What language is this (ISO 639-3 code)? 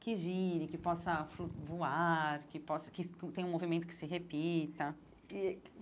por